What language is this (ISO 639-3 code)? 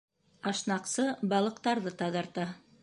bak